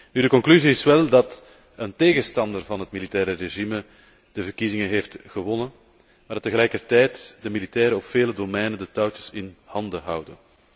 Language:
Dutch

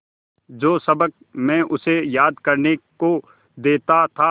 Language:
Hindi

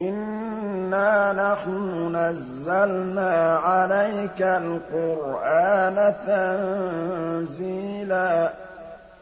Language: Arabic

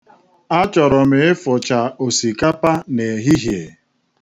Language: Igbo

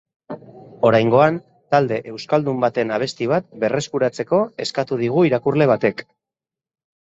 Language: Basque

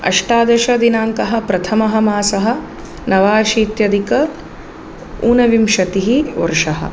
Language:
Sanskrit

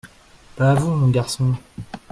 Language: French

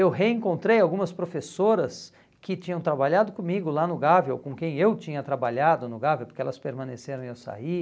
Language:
Portuguese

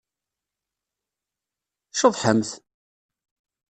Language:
Kabyle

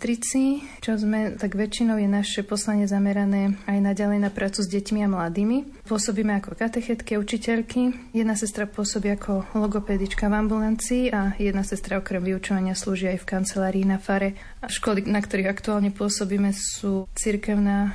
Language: Slovak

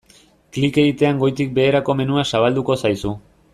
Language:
Basque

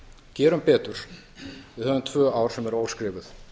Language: Icelandic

